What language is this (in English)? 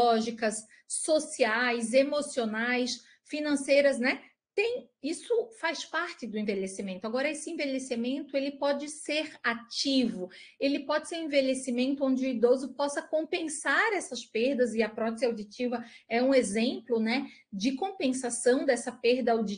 Portuguese